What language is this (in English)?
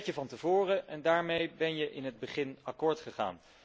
Dutch